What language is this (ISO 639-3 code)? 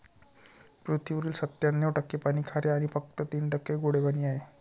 mar